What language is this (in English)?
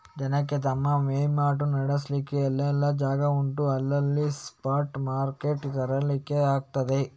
Kannada